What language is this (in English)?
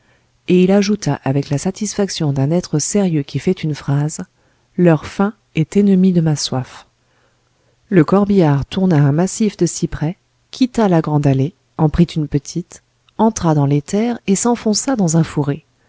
French